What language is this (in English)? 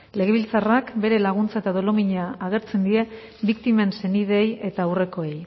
Basque